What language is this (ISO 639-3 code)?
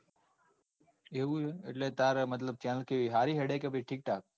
guj